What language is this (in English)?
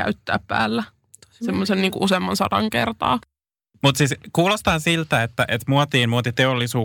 Finnish